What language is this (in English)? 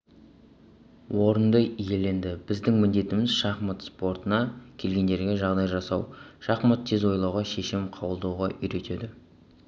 Kazakh